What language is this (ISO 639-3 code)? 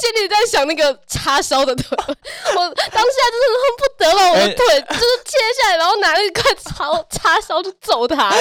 zho